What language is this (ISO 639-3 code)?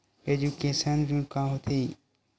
hne